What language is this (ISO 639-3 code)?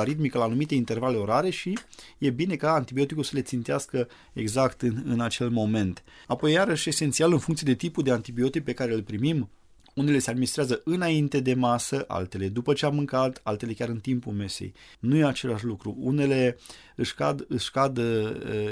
ron